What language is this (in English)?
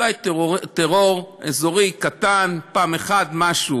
Hebrew